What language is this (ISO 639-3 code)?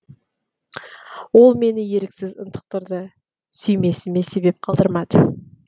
kaz